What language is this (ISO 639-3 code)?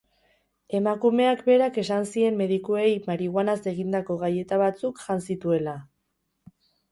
eus